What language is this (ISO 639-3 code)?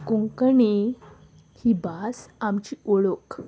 kok